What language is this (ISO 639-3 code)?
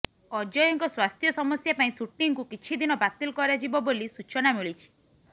ori